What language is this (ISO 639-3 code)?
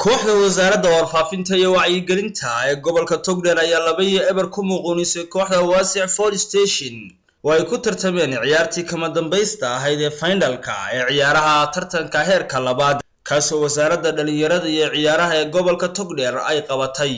ara